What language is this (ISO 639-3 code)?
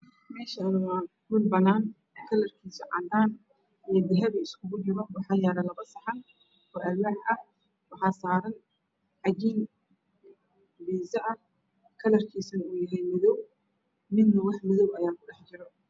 som